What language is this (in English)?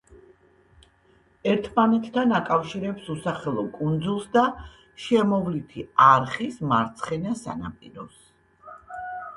Georgian